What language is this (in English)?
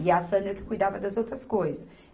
Portuguese